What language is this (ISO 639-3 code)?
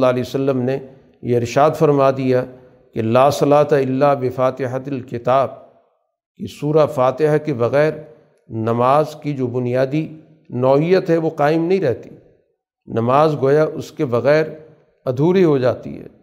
urd